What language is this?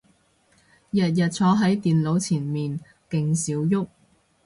Cantonese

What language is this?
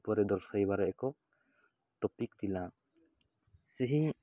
Odia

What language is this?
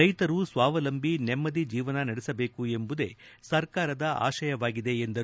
Kannada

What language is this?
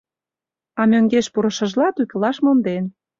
Mari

